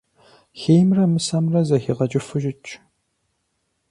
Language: Kabardian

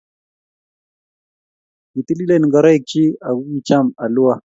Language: Kalenjin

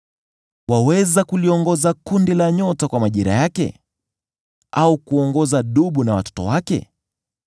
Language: Swahili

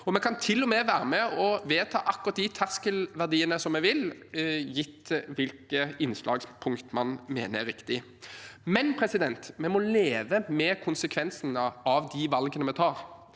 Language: Norwegian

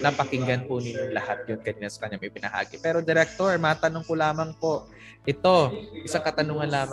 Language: Filipino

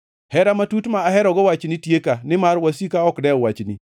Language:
Luo (Kenya and Tanzania)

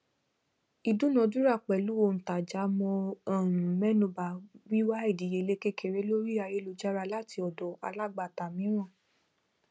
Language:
Yoruba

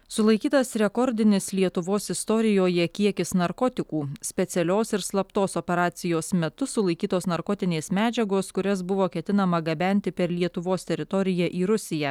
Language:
Lithuanian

